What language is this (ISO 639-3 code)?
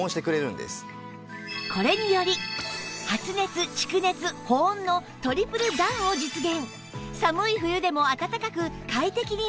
jpn